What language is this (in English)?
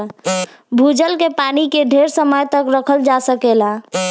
Bhojpuri